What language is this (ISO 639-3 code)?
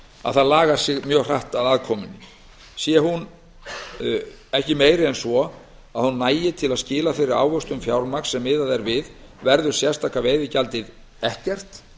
isl